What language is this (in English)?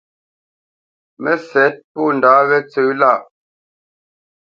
Bamenyam